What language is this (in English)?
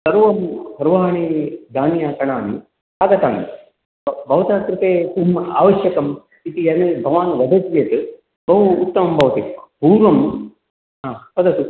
Sanskrit